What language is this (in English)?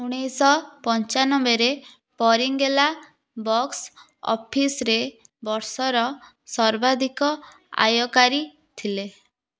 Odia